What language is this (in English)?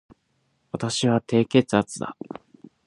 Japanese